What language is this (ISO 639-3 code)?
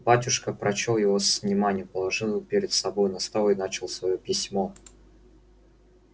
rus